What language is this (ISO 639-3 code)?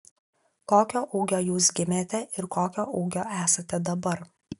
lit